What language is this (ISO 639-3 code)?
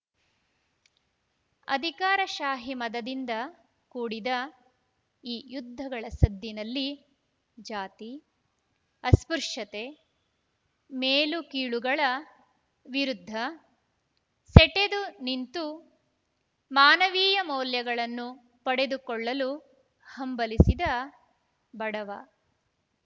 kan